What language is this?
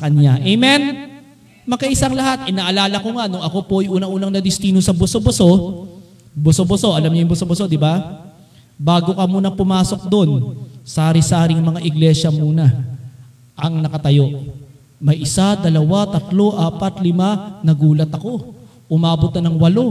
Filipino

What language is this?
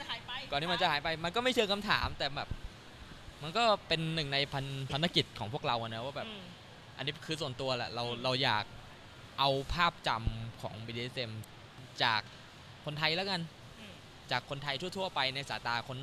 Thai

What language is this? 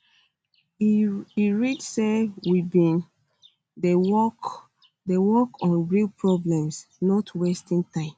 Nigerian Pidgin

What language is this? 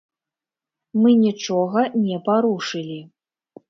Belarusian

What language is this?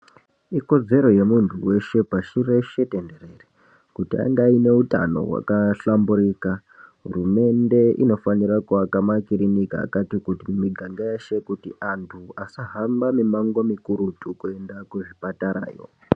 Ndau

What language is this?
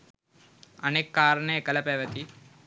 Sinhala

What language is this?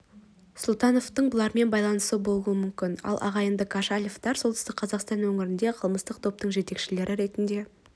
Kazakh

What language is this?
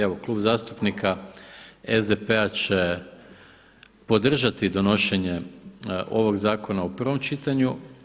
Croatian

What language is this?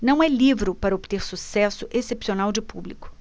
Portuguese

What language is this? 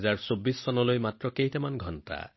Assamese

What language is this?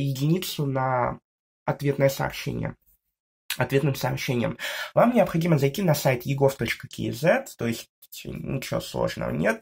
Russian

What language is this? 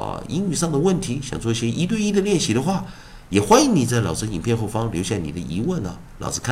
Chinese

